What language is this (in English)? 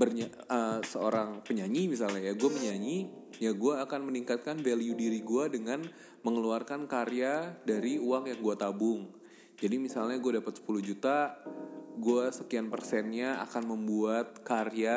Indonesian